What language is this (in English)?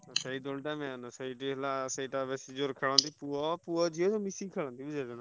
Odia